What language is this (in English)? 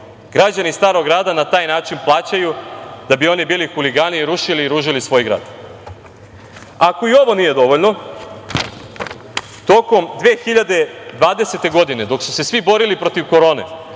Serbian